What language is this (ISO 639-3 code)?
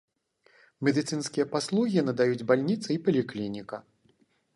bel